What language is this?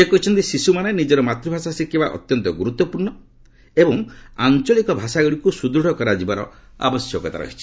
Odia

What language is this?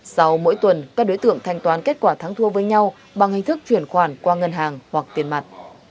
Vietnamese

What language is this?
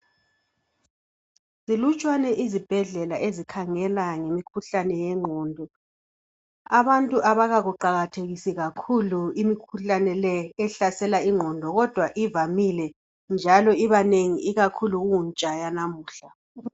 North Ndebele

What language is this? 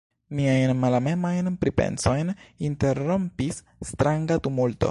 Esperanto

